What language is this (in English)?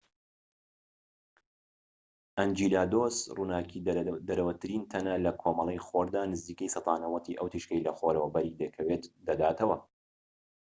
Central Kurdish